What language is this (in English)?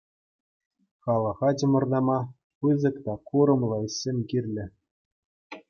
Chuvash